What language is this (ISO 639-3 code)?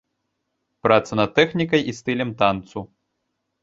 bel